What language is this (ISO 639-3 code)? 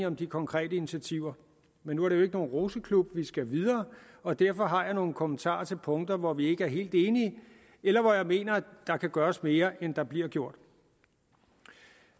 dan